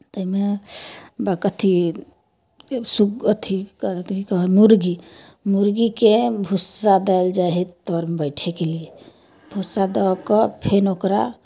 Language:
Maithili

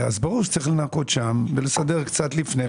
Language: Hebrew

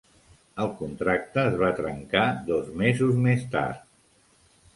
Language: Catalan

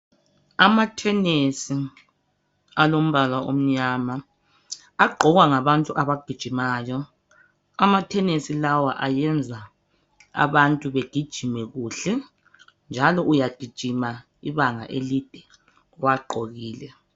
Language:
North Ndebele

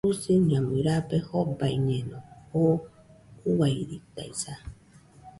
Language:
Nüpode Huitoto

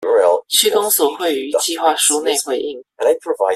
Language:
Chinese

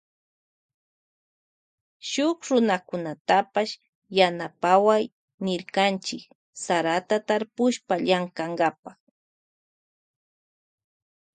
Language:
Loja Highland Quichua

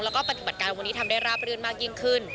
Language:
Thai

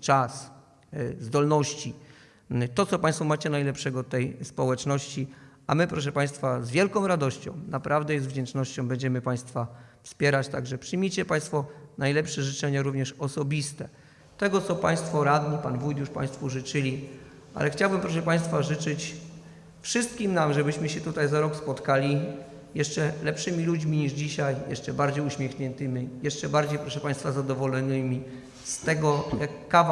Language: Polish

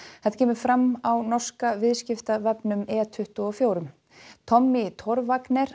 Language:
Icelandic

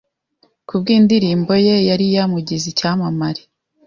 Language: Kinyarwanda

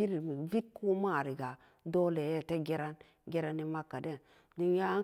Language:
Samba Daka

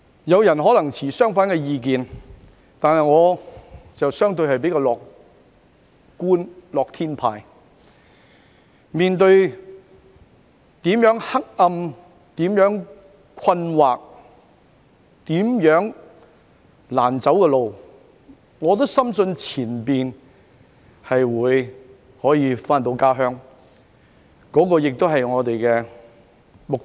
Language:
Cantonese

